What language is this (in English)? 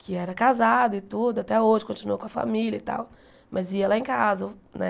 Portuguese